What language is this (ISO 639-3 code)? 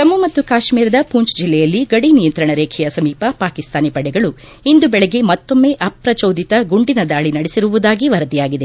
kan